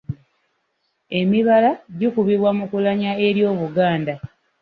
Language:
Ganda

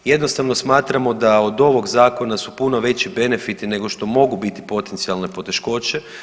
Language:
Croatian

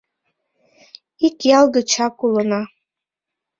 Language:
Mari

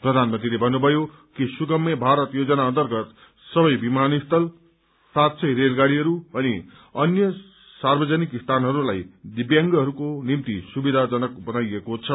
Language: Nepali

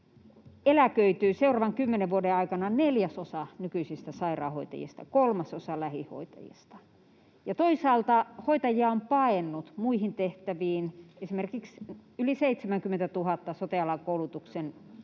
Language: Finnish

